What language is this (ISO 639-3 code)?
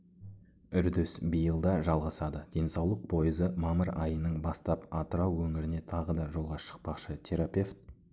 kaz